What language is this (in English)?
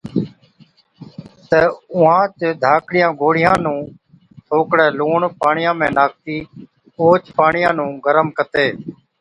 Od